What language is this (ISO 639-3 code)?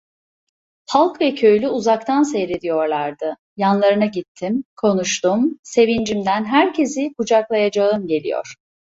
tur